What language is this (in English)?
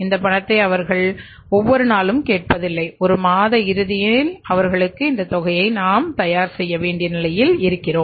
Tamil